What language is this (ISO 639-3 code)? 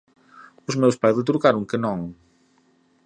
glg